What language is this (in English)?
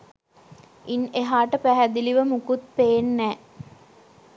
Sinhala